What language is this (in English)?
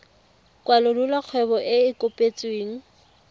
Tswana